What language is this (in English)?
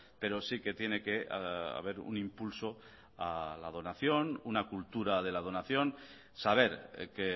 Spanish